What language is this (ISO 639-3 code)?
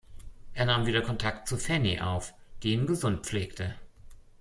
deu